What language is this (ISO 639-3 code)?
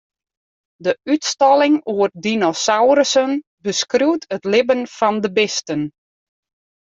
fry